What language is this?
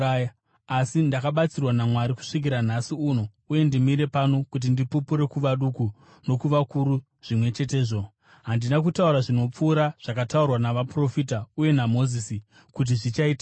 Shona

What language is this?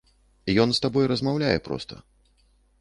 Belarusian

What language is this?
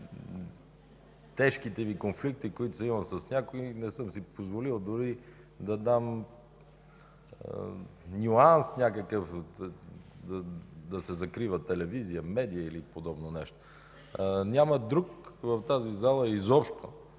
Bulgarian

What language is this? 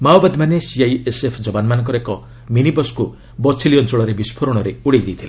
Odia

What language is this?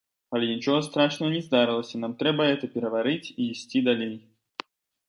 Belarusian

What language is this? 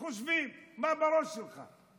Hebrew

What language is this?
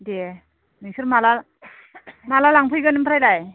Bodo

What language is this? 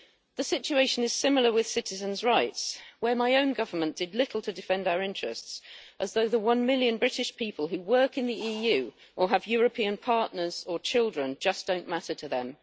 English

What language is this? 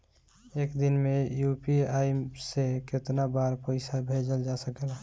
Bhojpuri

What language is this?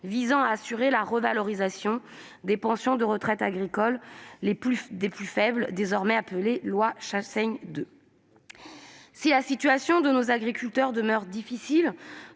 French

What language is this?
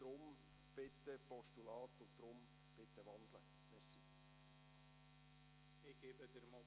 Swiss German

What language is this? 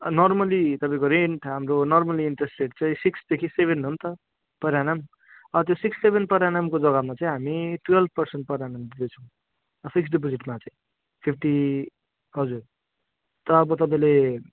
Nepali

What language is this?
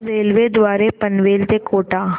Marathi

